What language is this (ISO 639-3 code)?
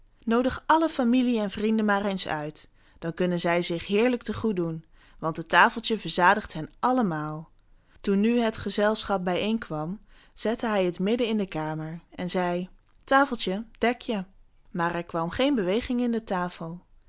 nld